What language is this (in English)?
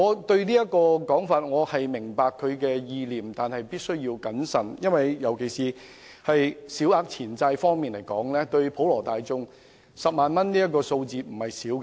Cantonese